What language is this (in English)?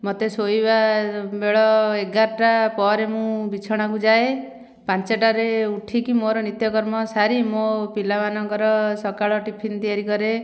Odia